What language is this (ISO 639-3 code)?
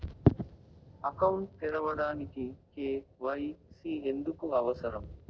tel